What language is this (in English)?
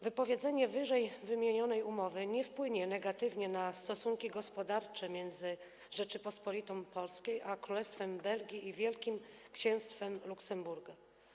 Polish